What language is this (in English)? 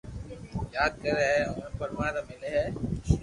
Loarki